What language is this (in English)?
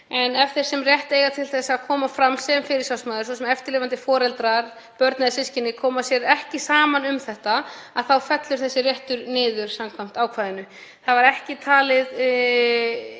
Icelandic